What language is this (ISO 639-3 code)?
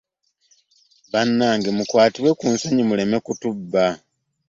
lug